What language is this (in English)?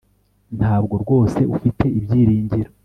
Kinyarwanda